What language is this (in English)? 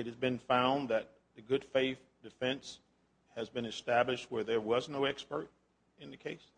English